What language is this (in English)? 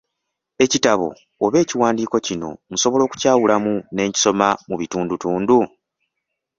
Ganda